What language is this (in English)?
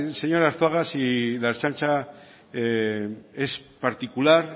Spanish